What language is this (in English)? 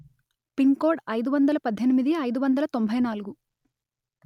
Telugu